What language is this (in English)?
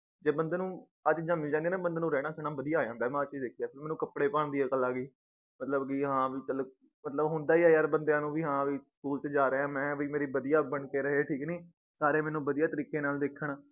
Punjabi